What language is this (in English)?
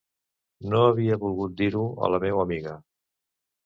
Catalan